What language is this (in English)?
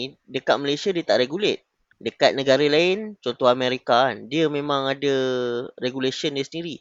Malay